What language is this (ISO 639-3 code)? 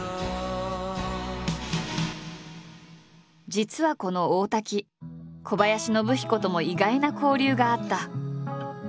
jpn